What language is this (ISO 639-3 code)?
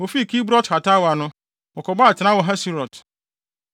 aka